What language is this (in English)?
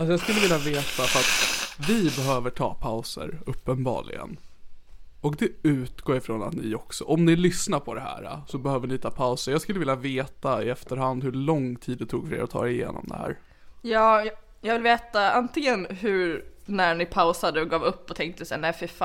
Swedish